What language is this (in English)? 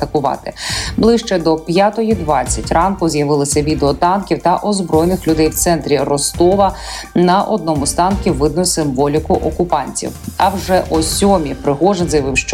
Ukrainian